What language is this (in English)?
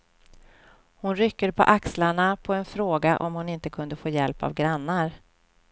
Swedish